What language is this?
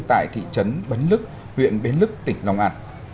Vietnamese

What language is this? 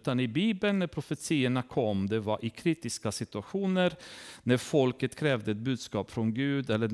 Swedish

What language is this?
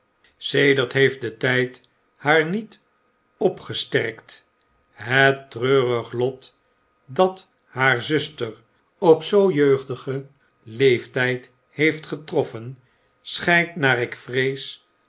Dutch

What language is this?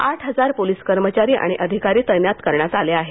Marathi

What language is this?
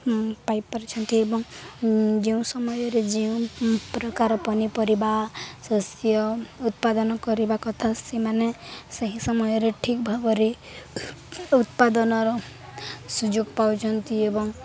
Odia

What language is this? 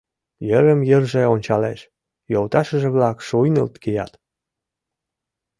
Mari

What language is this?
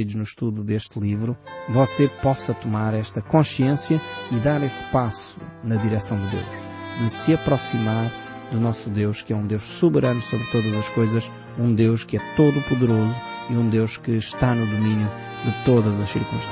Portuguese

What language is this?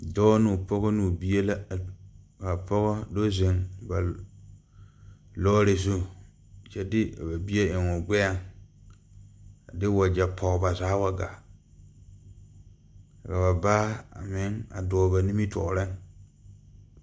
Southern Dagaare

